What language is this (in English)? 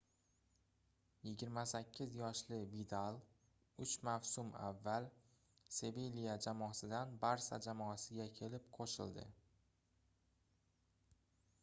Uzbek